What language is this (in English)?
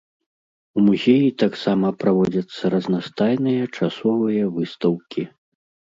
Belarusian